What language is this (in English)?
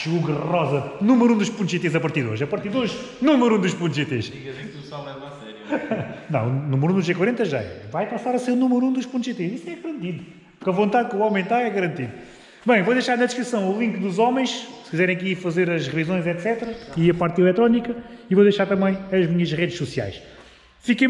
Portuguese